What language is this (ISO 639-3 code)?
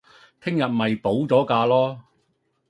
yue